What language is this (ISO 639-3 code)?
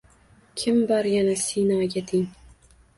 uzb